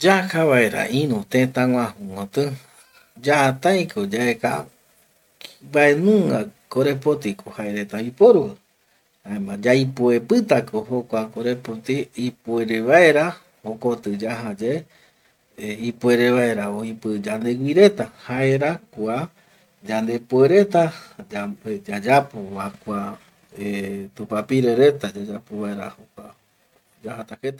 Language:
Eastern Bolivian Guaraní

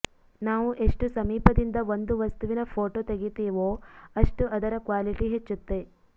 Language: Kannada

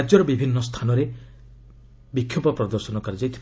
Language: Odia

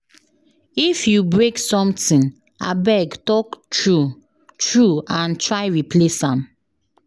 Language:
Nigerian Pidgin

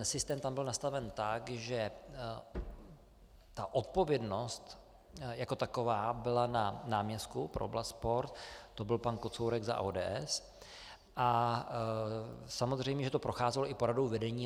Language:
Czech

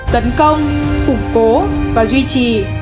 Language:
Vietnamese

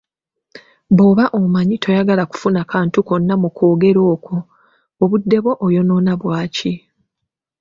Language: Ganda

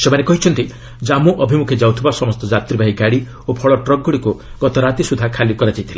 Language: Odia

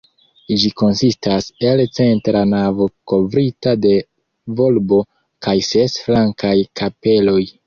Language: Esperanto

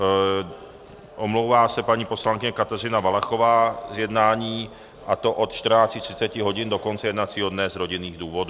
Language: Czech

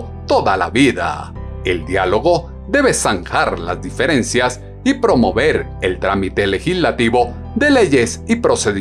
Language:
Spanish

